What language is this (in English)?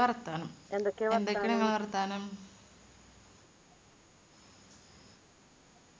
Malayalam